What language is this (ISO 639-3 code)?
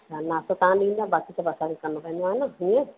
snd